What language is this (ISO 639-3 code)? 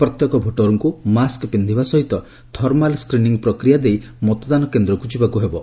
ori